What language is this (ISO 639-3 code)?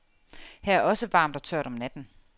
dan